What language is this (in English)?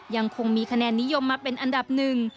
Thai